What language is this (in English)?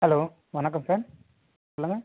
Tamil